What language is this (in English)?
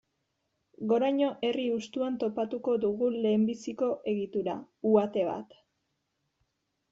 Basque